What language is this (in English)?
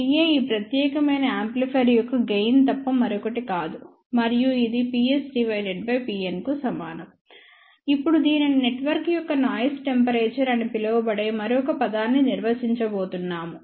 Telugu